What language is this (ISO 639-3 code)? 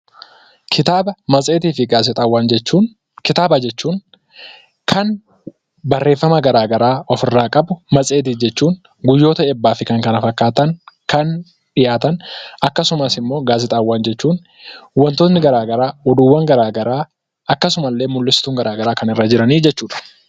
orm